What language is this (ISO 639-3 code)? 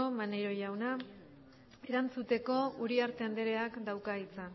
eus